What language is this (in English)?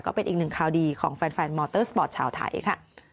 Thai